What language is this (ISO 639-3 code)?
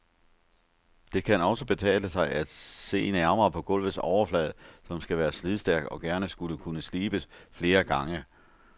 dan